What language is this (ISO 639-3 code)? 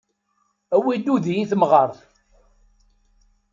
kab